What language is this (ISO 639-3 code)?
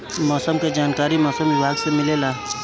bho